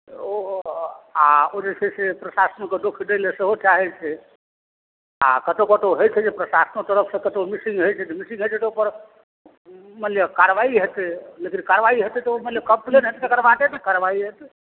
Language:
Maithili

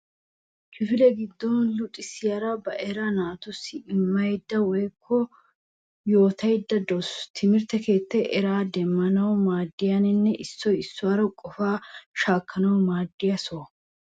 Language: Wolaytta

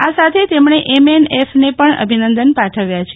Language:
Gujarati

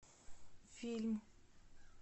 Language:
Russian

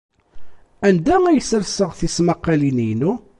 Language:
Kabyle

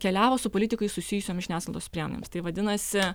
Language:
Lithuanian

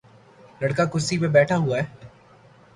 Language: Urdu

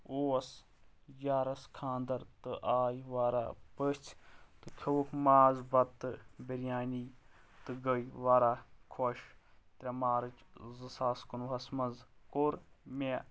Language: Kashmiri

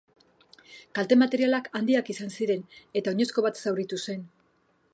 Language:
Basque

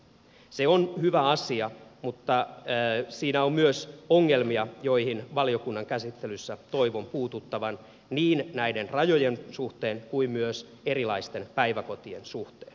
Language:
Finnish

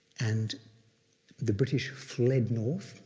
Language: English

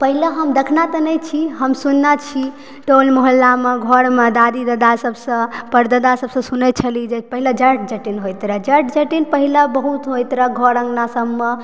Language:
Maithili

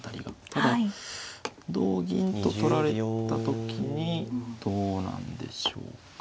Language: Japanese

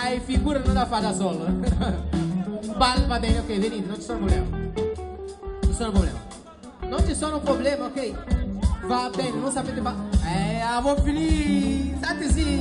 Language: Portuguese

